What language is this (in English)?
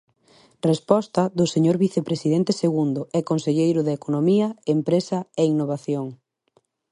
Galician